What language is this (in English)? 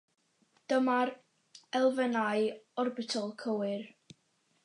Welsh